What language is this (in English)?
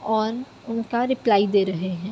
Urdu